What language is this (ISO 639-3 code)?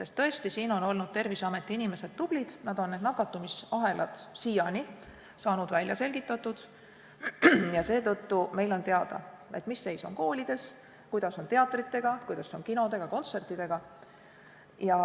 est